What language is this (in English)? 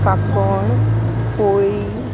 Konkani